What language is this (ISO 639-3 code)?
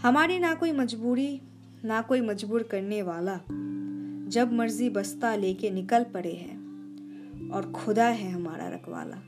hin